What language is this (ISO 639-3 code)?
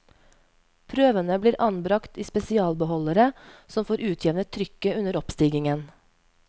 nor